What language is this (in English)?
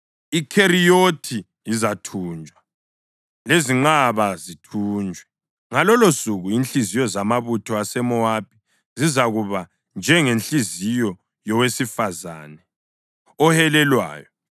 North Ndebele